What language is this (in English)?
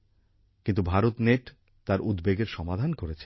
Bangla